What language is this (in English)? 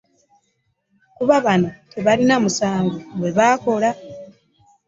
Ganda